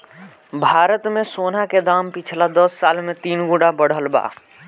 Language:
Bhojpuri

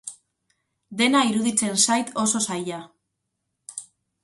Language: Basque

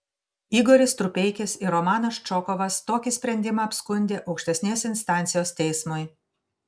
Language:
Lithuanian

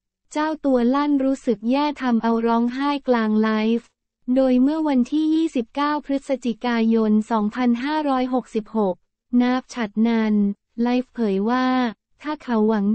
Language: Thai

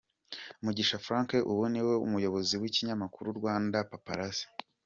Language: Kinyarwanda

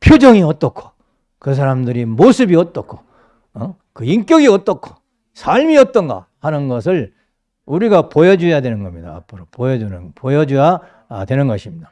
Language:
Korean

